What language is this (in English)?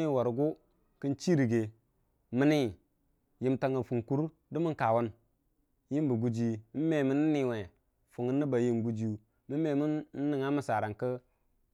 Dijim-Bwilim